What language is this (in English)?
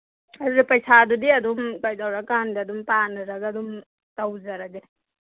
Manipuri